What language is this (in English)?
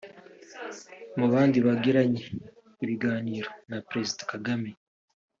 Kinyarwanda